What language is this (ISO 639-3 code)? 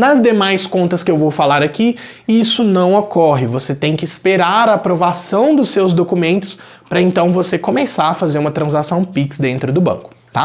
por